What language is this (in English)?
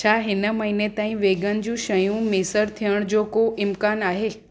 Sindhi